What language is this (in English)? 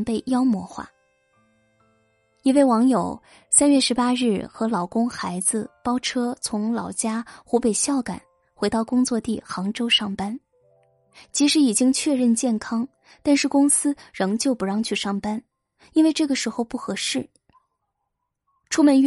Chinese